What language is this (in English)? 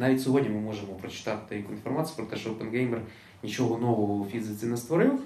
Ukrainian